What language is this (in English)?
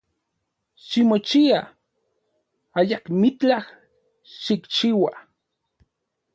Central Puebla Nahuatl